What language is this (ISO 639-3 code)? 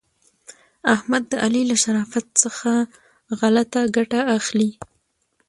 pus